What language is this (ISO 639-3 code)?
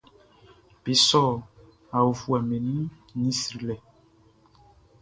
bci